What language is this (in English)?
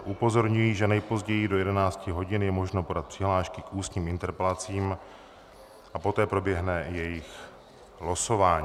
Czech